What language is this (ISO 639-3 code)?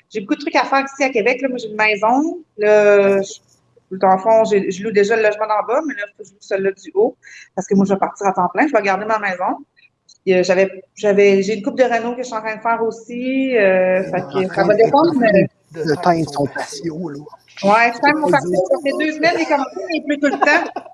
fra